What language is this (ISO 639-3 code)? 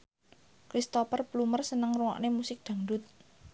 jav